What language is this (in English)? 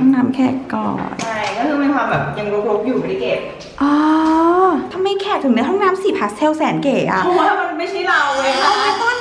Thai